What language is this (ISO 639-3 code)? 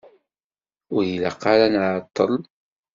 kab